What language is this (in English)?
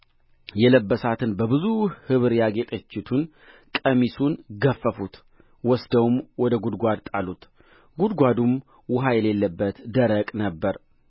Amharic